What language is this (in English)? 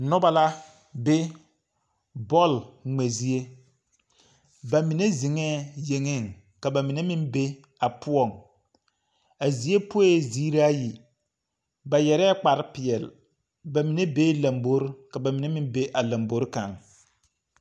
Southern Dagaare